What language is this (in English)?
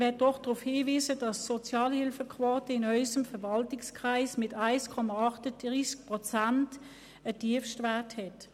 Swiss German